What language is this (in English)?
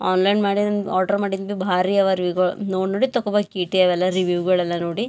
Kannada